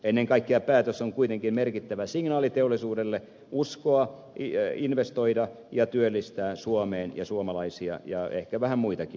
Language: Finnish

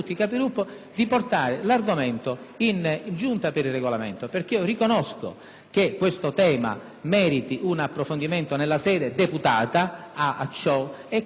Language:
Italian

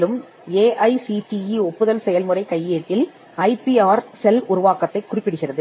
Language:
Tamil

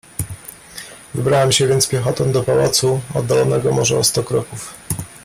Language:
Polish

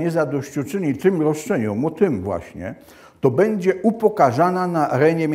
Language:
Polish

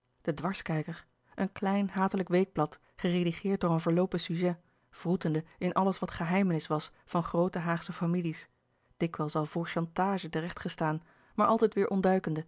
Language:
Dutch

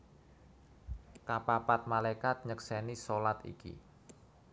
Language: Javanese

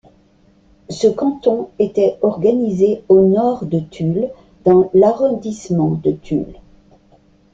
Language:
French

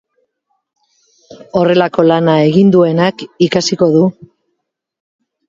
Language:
Basque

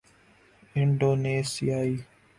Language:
Urdu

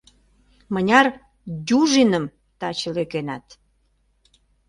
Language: Mari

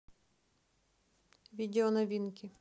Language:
Russian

